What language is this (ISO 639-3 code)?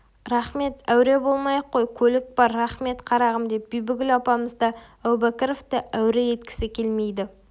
kaz